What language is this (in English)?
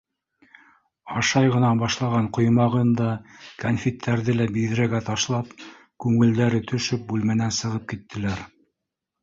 Bashkir